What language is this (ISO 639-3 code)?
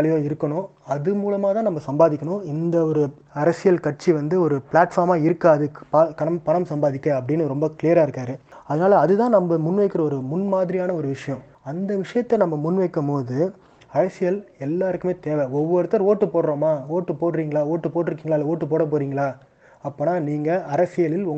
tam